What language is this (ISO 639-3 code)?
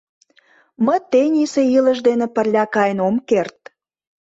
chm